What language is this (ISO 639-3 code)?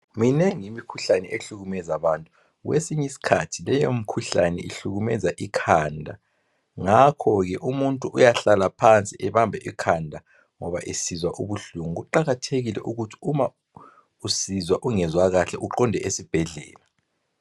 nde